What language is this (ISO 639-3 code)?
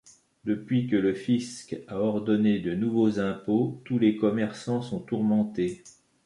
fra